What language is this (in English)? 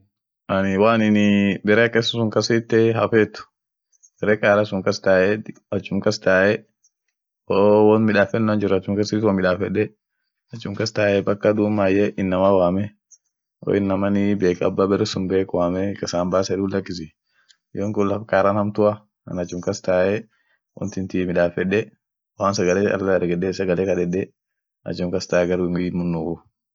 Orma